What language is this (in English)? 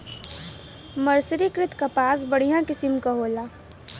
Bhojpuri